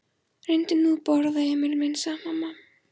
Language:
Icelandic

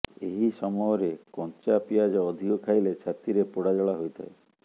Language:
Odia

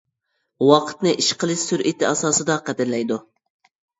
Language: Uyghur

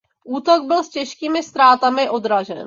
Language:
Czech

